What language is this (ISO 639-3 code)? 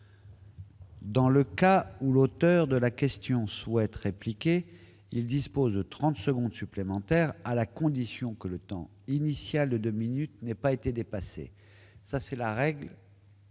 fra